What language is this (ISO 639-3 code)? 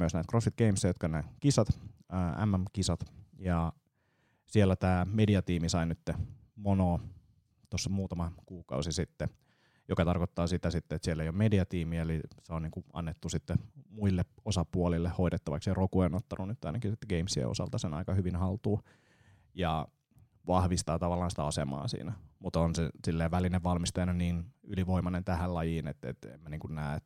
fin